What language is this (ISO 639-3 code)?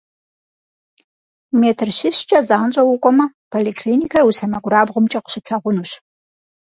kbd